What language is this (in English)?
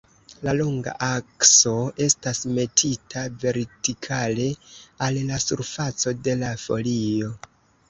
Esperanto